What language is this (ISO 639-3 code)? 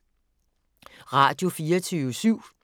dan